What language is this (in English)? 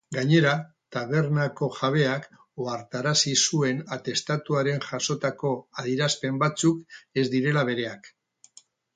Basque